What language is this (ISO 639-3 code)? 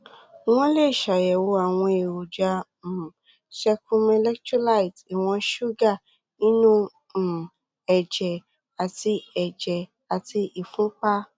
yor